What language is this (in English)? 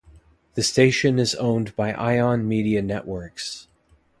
English